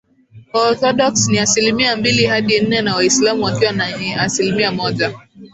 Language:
Swahili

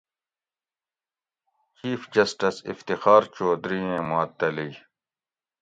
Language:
Gawri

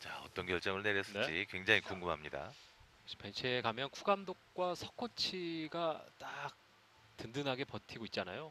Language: Korean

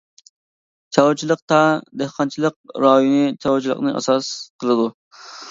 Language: Uyghur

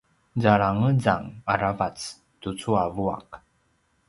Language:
Paiwan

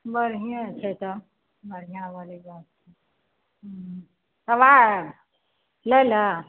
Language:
Maithili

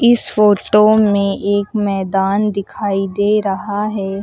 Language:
Hindi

